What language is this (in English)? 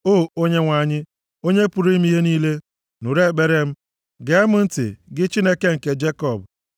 Igbo